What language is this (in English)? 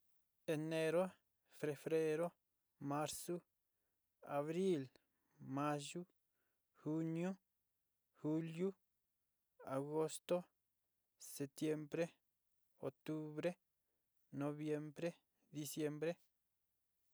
Sinicahua Mixtec